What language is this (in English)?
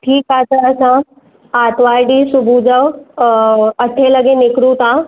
Sindhi